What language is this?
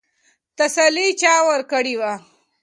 Pashto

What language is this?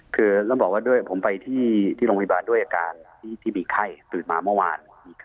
Thai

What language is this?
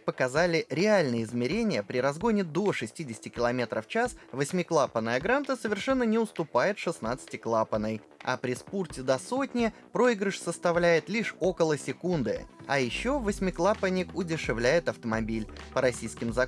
Russian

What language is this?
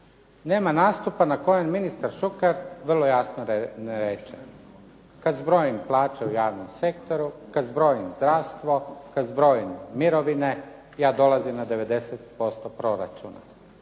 Croatian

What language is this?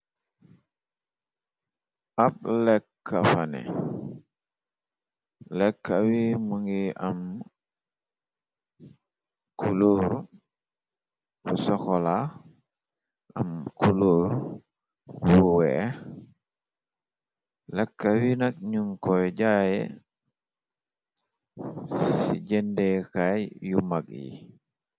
Wolof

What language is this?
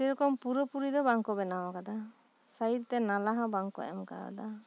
Santali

